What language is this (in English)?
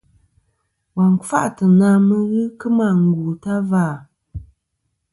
Kom